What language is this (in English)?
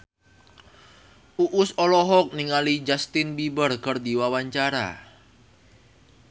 Sundanese